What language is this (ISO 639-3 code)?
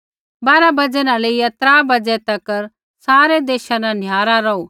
kfx